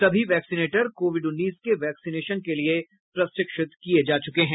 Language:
Hindi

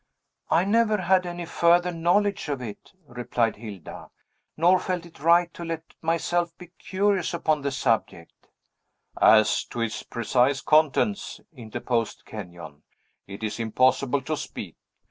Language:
English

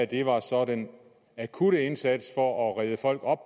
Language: Danish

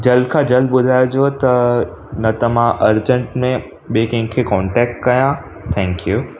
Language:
Sindhi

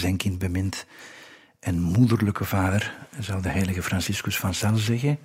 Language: Dutch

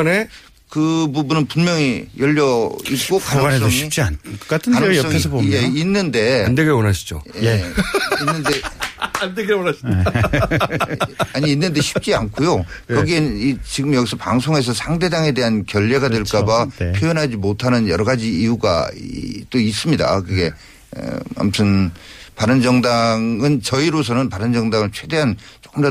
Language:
Korean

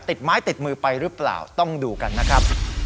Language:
Thai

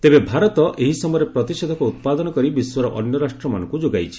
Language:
Odia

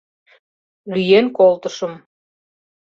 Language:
Mari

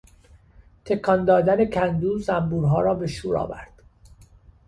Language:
Persian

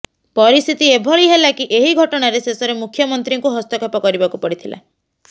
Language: Odia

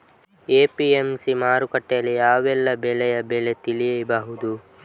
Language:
Kannada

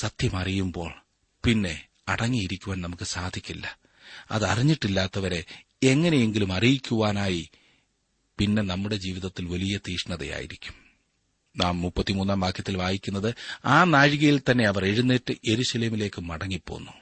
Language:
Malayalam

